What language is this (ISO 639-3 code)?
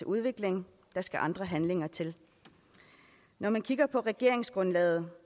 dan